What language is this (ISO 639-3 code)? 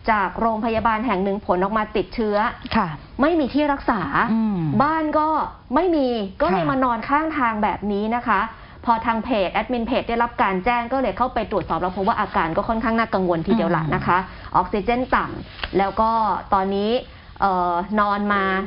tha